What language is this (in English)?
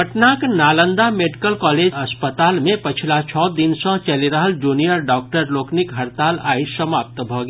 Maithili